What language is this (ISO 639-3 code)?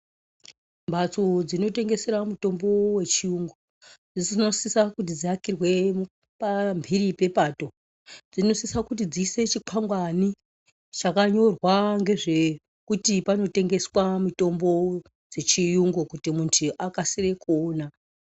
ndc